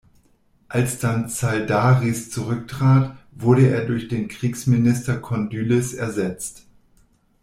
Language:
German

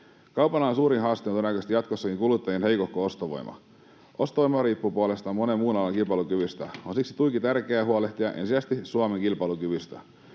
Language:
Finnish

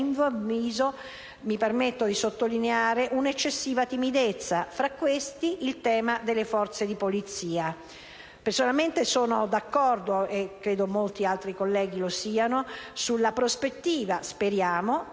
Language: Italian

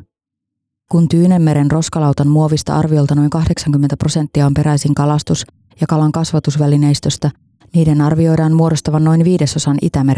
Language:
Finnish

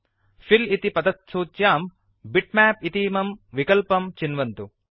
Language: Sanskrit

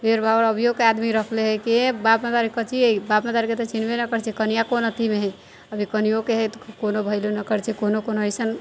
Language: Maithili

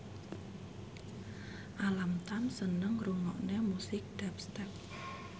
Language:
Javanese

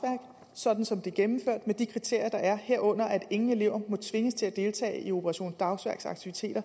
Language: Danish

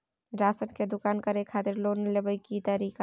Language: Maithili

